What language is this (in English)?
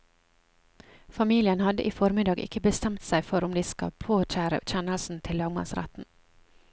Norwegian